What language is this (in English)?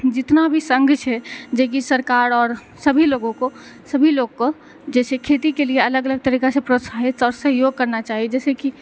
Maithili